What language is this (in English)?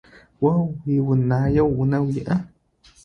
Adyghe